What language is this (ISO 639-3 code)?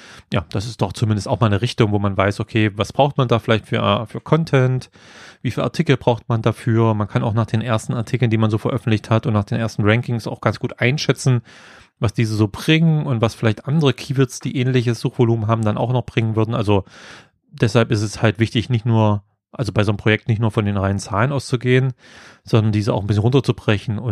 deu